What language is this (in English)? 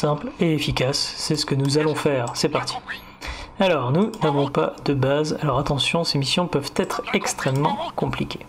French